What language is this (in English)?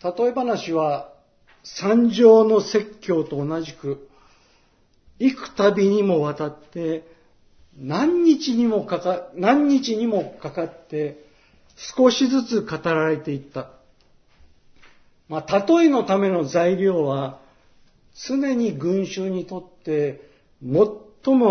Japanese